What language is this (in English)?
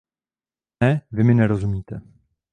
Czech